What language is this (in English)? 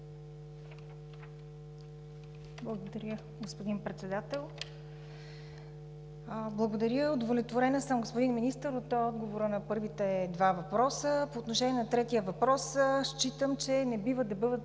Bulgarian